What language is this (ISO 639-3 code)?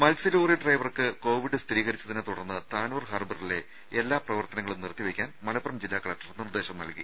mal